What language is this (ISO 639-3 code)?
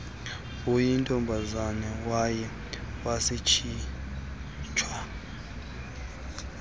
xho